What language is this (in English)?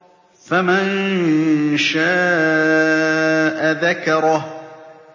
Arabic